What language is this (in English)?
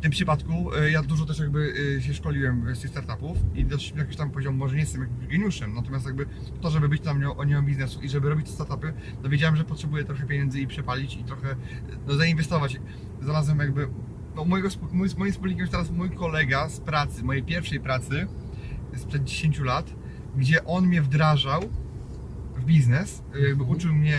Polish